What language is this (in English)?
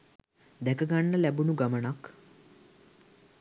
Sinhala